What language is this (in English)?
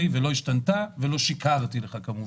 Hebrew